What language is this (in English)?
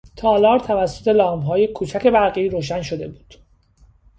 Persian